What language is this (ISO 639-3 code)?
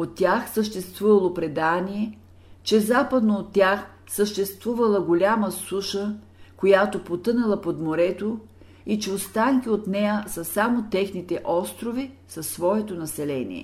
bul